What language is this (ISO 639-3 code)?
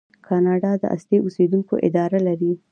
pus